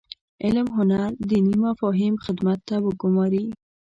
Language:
Pashto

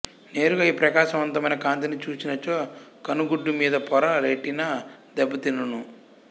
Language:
Telugu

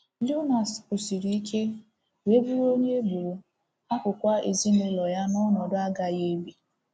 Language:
Igbo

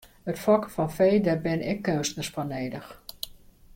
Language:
Western Frisian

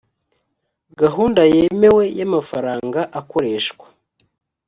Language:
Kinyarwanda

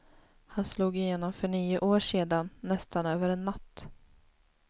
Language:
Swedish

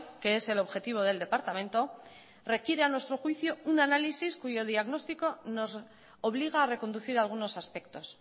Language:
Spanish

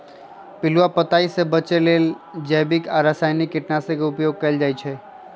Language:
Magahi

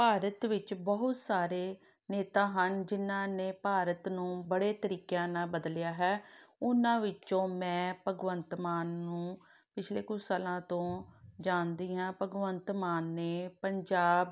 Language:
Punjabi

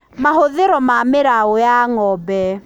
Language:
Kikuyu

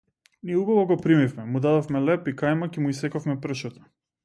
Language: Macedonian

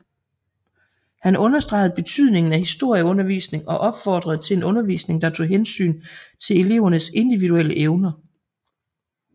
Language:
Danish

